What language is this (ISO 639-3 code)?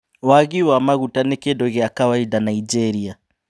kik